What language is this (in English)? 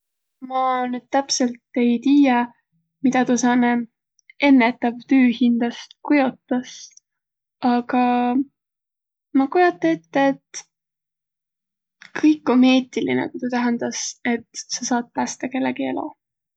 Võro